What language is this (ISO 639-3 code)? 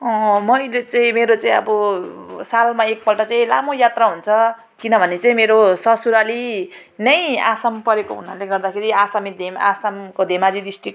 nep